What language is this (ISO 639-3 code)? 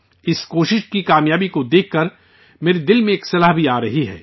urd